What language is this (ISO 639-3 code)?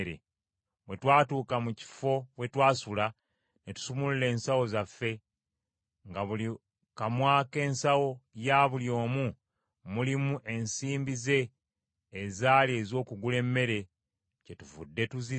lug